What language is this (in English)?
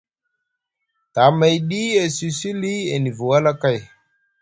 Musgu